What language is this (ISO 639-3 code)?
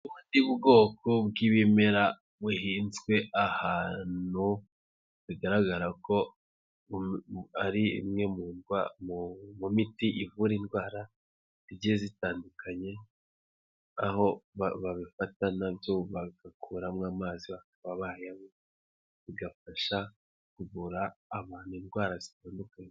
kin